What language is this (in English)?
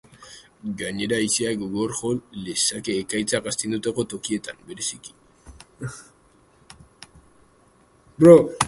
Basque